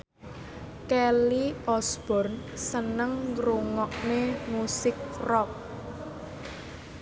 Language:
Javanese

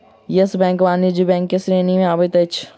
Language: Maithili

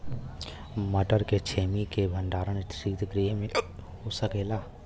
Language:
Bhojpuri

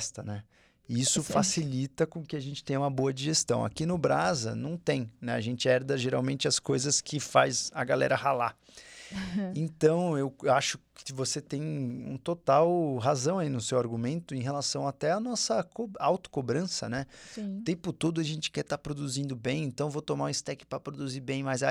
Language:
Portuguese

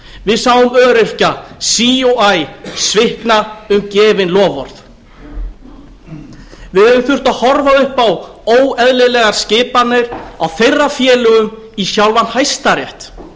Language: Icelandic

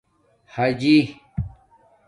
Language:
Domaaki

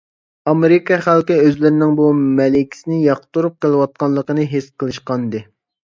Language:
Uyghur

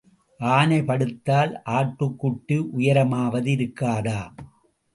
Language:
Tamil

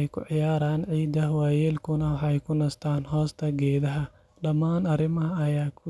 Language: Somali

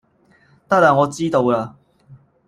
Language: Cantonese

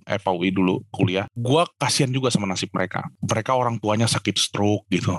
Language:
Indonesian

